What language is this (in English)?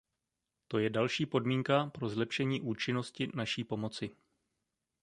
Czech